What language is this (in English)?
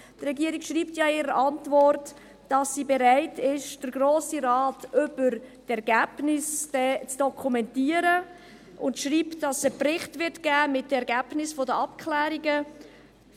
Swiss German